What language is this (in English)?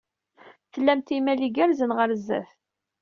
Kabyle